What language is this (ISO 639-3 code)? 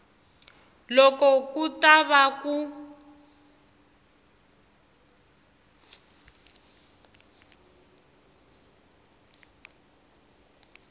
tso